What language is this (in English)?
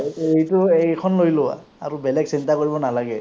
Assamese